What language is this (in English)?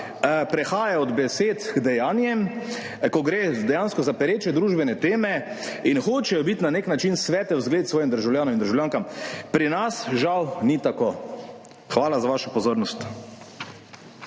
Slovenian